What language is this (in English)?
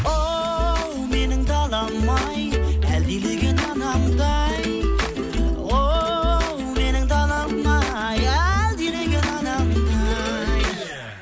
Kazakh